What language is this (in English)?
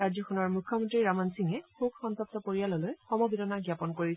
Assamese